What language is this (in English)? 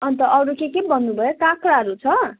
Nepali